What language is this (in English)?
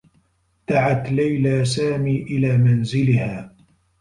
Arabic